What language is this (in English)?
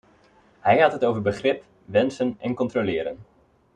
Dutch